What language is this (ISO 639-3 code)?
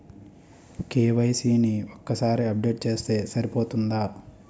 tel